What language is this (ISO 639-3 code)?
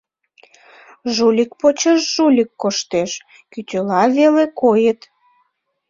chm